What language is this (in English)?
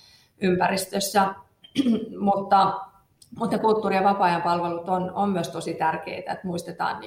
Finnish